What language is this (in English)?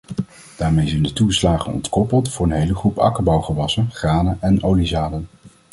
Dutch